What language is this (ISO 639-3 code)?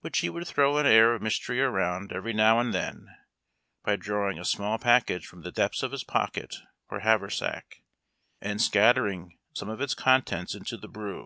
eng